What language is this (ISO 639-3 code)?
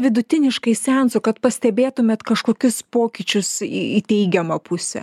lit